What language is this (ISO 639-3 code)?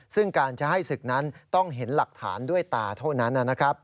tha